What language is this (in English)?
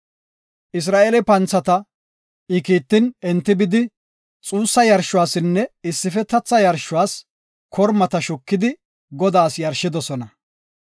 Gofa